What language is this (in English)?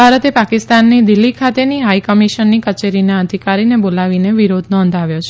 Gujarati